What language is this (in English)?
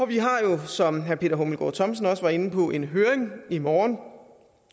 Danish